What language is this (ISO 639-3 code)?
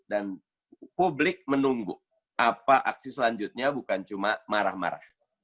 ind